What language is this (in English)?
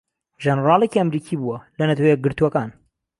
Central Kurdish